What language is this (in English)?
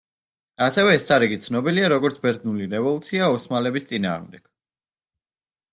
Georgian